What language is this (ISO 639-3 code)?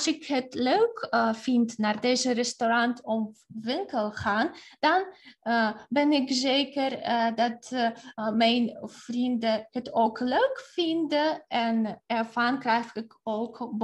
nld